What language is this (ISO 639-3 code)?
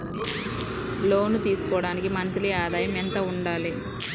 tel